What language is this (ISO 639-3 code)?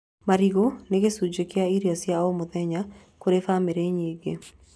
kik